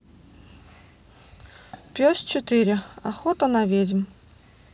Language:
Russian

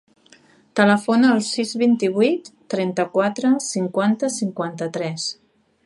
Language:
Catalan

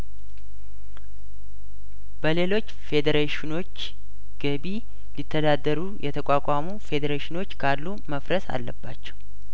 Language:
Amharic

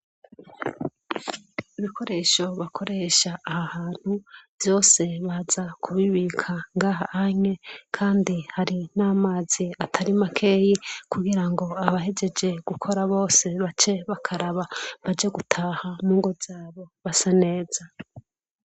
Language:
Rundi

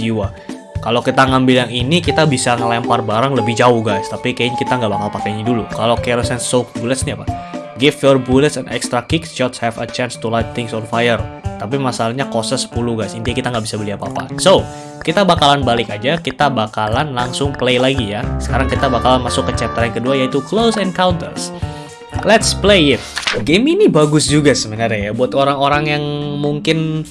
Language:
Indonesian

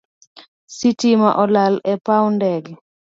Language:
Luo (Kenya and Tanzania)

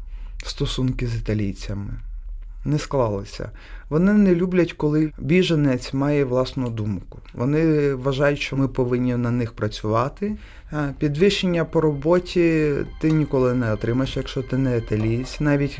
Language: Ukrainian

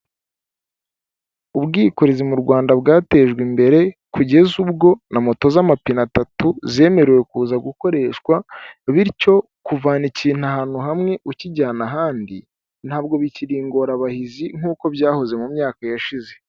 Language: Kinyarwanda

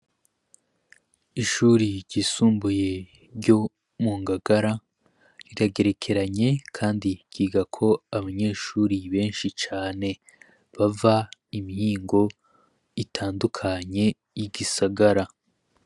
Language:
Rundi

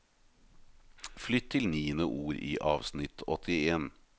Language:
Norwegian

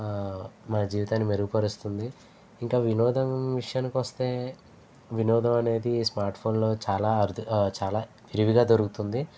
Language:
Telugu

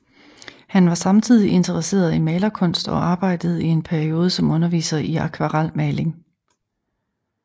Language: Danish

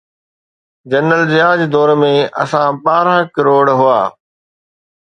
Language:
Sindhi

